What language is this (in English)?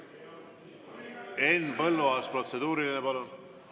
Estonian